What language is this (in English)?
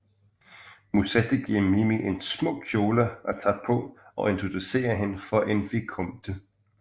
Danish